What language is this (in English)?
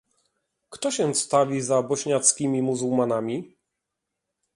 Polish